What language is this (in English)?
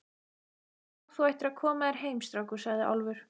Icelandic